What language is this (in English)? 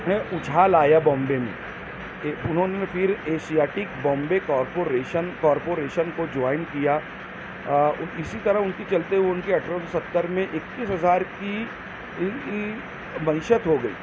Urdu